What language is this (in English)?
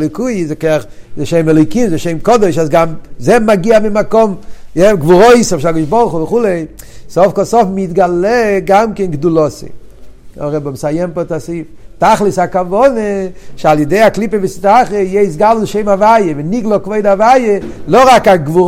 Hebrew